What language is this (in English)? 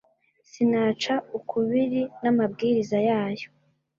Kinyarwanda